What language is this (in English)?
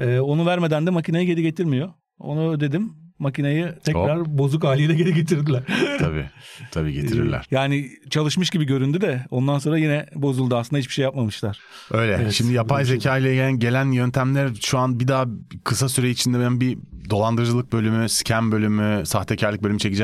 Turkish